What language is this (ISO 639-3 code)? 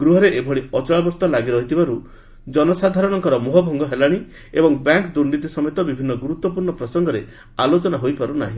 ori